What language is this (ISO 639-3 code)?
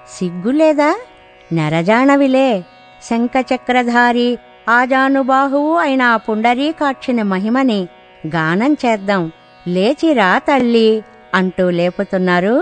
tel